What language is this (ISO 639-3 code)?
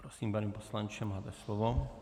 ces